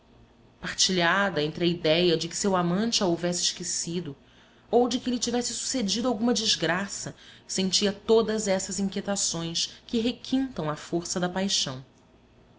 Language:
Portuguese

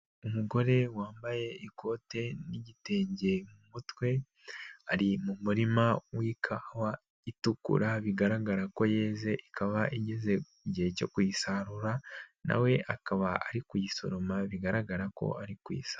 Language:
Kinyarwanda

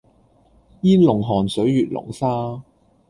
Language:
Cantonese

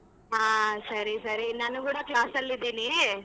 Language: Kannada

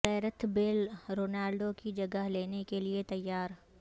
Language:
Urdu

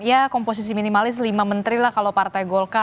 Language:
Indonesian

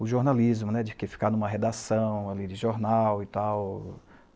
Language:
Portuguese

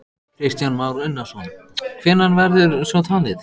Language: Icelandic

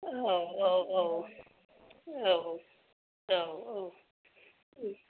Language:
Bodo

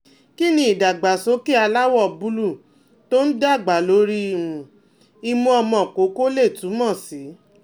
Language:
Yoruba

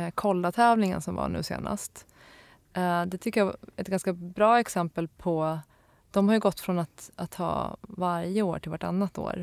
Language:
Swedish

